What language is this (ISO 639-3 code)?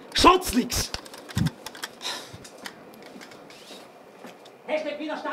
deu